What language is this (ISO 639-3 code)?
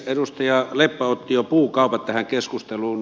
fin